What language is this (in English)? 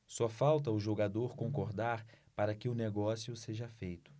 Portuguese